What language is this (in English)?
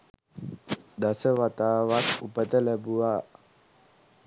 Sinhala